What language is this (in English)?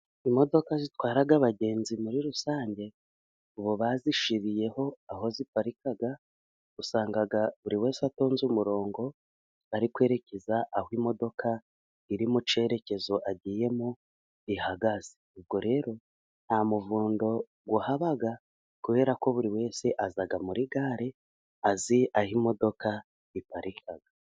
Kinyarwanda